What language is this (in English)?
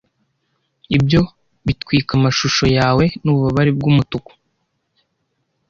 Kinyarwanda